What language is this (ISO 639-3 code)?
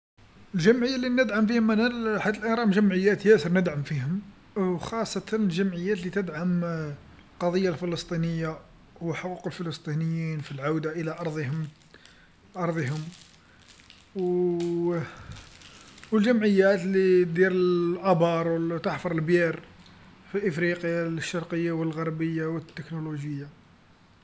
arq